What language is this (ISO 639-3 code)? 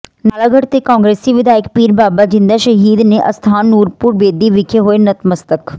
pan